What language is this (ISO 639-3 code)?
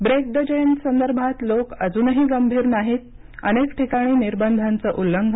mar